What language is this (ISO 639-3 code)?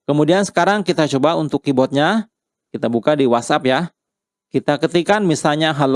ind